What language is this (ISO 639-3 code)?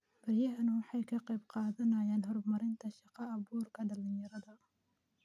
som